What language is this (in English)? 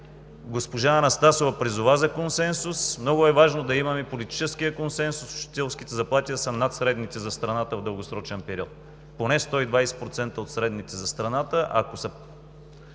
Bulgarian